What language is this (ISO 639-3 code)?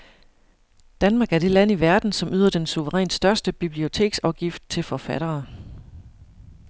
dan